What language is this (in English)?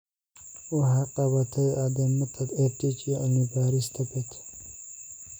Somali